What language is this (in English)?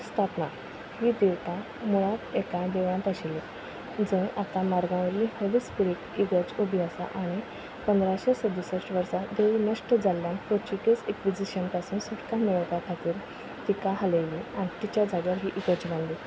Konkani